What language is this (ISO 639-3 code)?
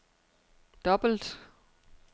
dan